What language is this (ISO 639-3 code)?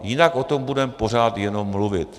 ces